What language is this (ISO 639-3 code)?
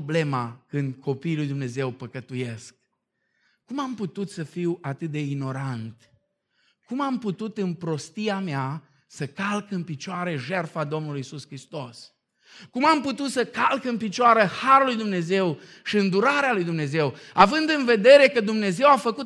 ron